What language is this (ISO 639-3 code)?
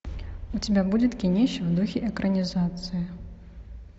rus